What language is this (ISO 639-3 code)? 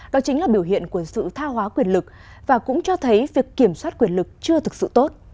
vie